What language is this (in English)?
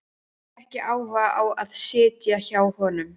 Icelandic